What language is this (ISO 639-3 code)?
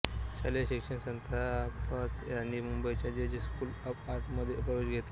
mar